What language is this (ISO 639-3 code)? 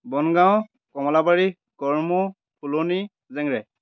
asm